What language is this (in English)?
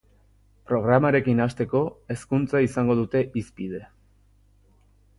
Basque